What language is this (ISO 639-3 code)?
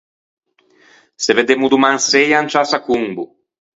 lij